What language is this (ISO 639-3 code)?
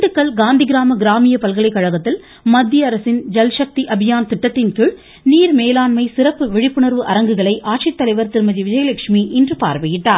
tam